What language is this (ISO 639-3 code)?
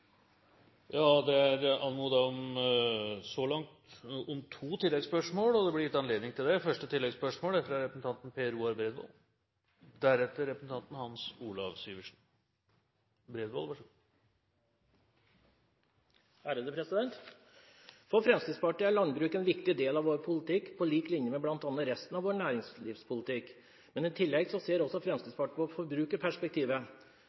nob